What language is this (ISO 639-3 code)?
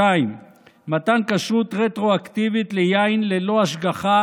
heb